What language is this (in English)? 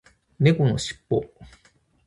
Japanese